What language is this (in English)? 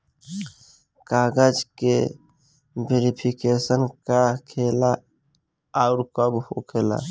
Bhojpuri